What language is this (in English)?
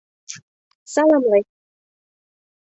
Mari